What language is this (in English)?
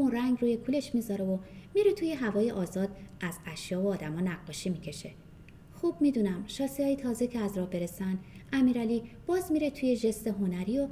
Persian